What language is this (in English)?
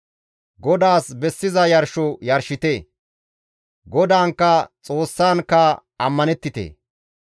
Gamo